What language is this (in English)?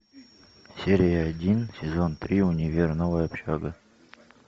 Russian